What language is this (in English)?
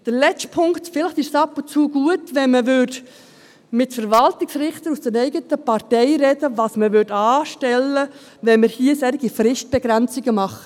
Swiss German